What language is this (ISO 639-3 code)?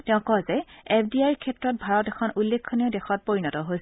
asm